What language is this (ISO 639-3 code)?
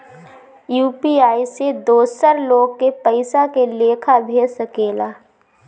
bho